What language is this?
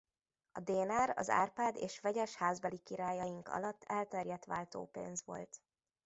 Hungarian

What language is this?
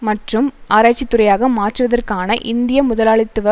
Tamil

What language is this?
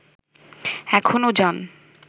Bangla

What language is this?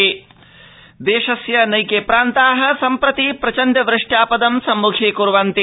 Sanskrit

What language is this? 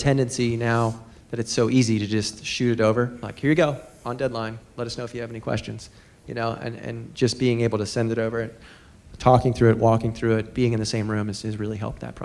English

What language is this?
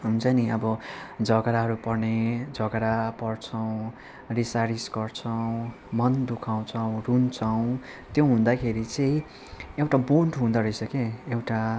Nepali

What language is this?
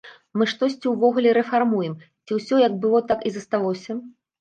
Belarusian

